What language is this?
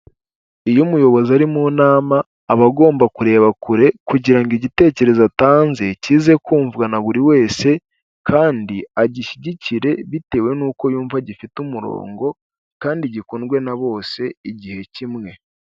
Kinyarwanda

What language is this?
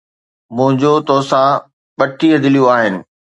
Sindhi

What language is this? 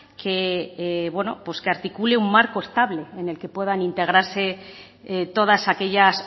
Spanish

